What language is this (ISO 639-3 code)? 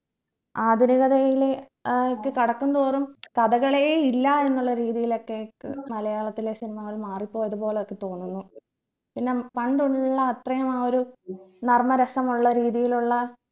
mal